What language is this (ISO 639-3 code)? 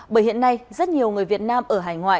vie